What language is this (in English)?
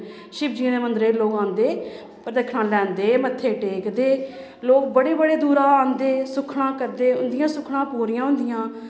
Dogri